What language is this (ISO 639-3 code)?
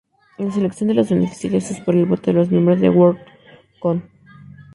spa